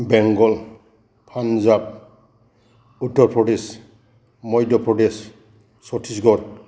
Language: Bodo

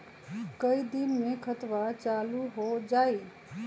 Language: Magahi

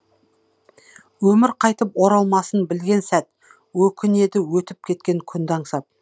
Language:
Kazakh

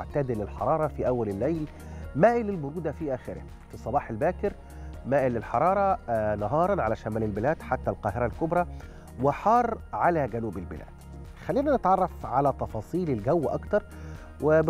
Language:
Arabic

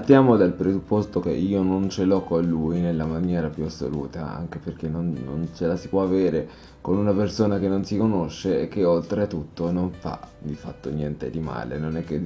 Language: Italian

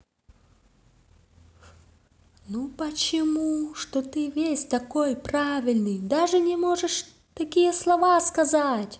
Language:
Russian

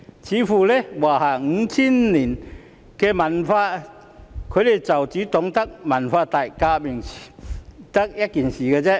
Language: Cantonese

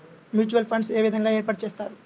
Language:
Telugu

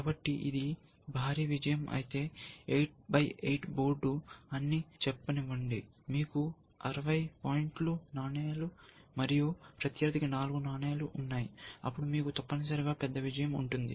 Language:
Telugu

